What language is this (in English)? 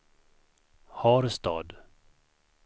Swedish